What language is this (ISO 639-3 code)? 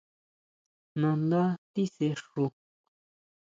mau